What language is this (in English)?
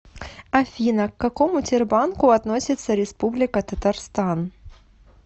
Russian